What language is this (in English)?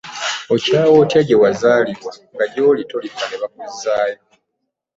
Ganda